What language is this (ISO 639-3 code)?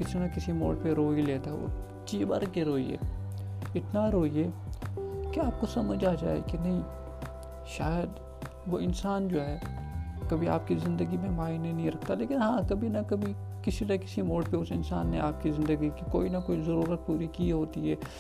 urd